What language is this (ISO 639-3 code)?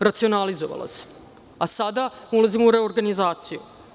srp